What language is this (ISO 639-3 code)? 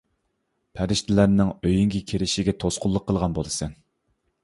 uig